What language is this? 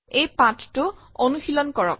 Assamese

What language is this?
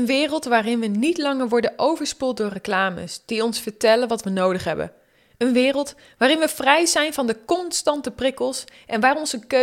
Dutch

